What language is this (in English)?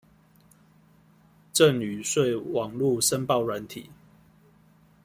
Chinese